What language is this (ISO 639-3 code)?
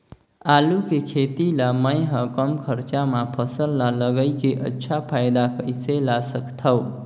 hne